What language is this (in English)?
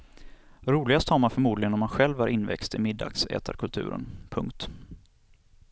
Swedish